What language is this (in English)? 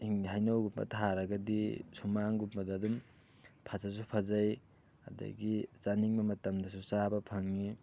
Manipuri